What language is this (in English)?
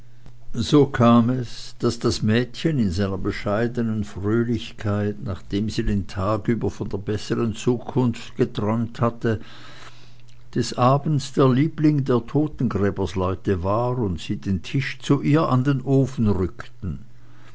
German